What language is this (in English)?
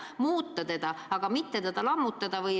Estonian